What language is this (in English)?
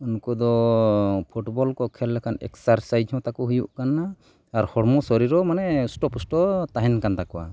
Santali